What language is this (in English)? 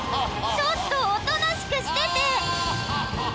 Japanese